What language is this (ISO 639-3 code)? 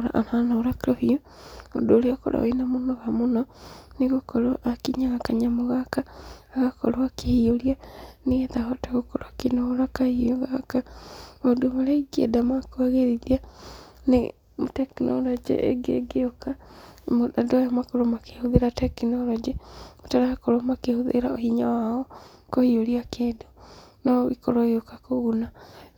kik